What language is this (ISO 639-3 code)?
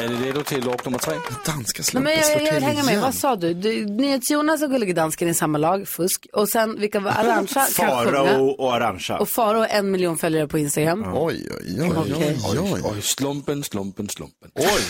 swe